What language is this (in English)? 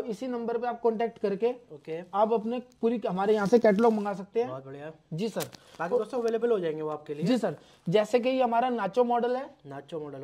Hindi